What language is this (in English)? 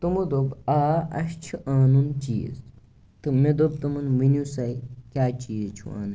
Kashmiri